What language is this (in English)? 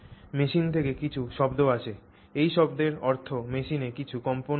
Bangla